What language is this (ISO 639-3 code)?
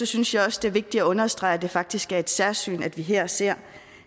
dan